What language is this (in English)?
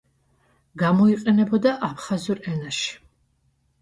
Georgian